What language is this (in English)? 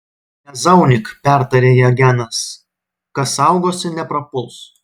Lithuanian